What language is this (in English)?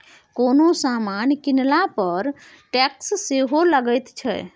Maithili